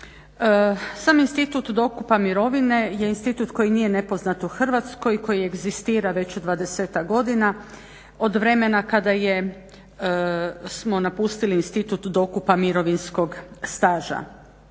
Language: Croatian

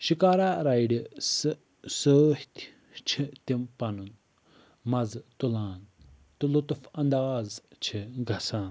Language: Kashmiri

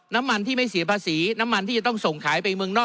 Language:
Thai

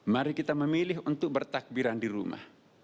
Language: Indonesian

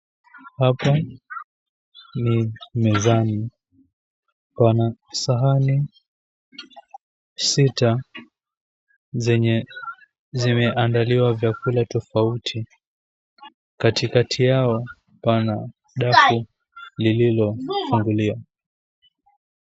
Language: Swahili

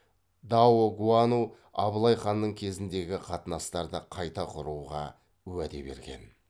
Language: Kazakh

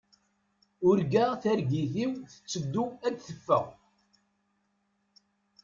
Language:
Kabyle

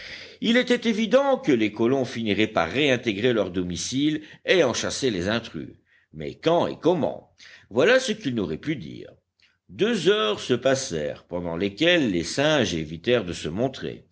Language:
French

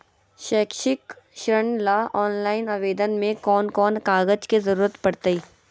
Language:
Magahi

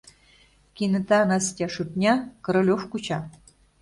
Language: Mari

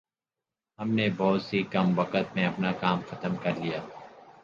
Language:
Urdu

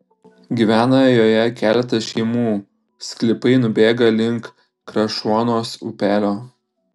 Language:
Lithuanian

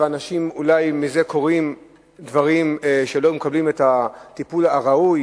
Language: Hebrew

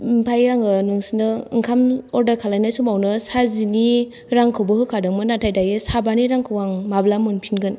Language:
Bodo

